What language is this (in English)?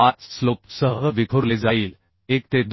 Marathi